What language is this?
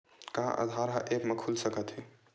Chhattisgarhi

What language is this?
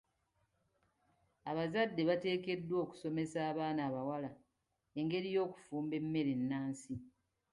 Ganda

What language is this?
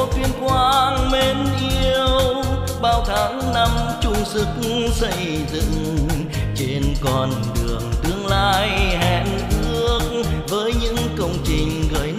Vietnamese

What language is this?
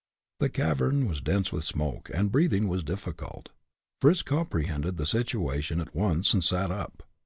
English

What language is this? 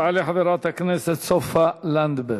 Hebrew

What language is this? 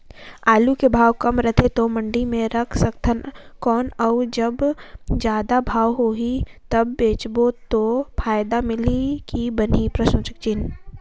Chhattisgarhi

